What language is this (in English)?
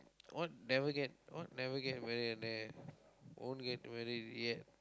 English